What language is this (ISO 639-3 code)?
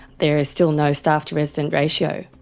eng